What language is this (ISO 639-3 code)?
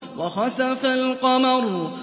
ara